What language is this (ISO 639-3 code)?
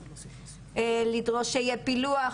heb